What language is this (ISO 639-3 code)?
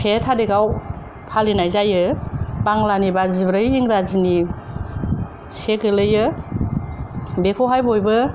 brx